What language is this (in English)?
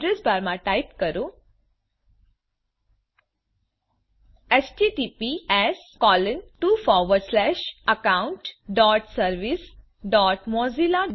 Gujarati